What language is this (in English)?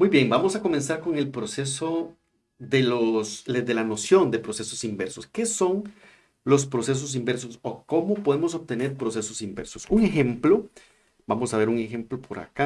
Spanish